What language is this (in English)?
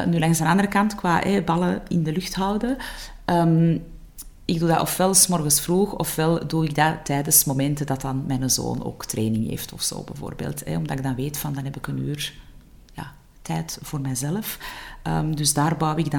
Dutch